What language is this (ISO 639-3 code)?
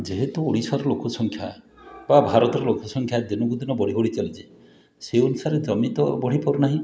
ori